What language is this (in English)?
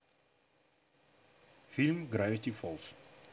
Russian